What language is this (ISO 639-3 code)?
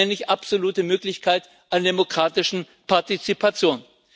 deu